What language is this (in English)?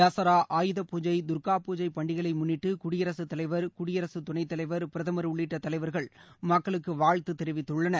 Tamil